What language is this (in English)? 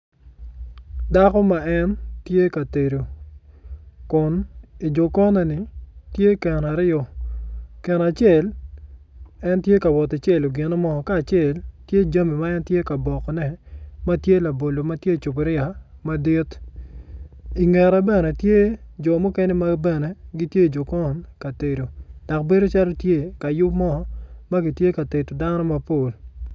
Acoli